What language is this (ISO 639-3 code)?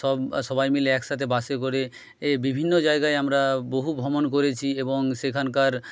ben